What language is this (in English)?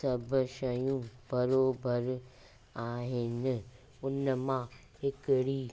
Sindhi